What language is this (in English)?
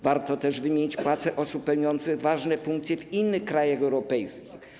Polish